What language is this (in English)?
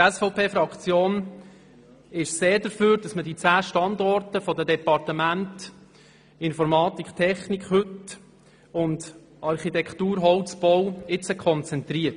Swiss German